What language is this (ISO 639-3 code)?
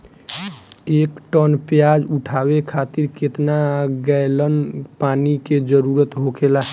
bho